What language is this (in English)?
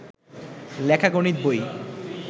Bangla